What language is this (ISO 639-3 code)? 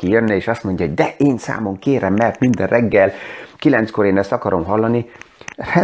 hun